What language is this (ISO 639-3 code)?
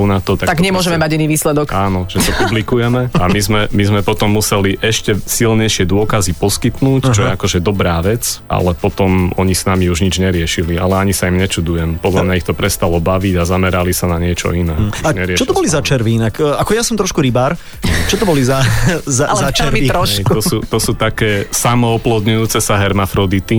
slk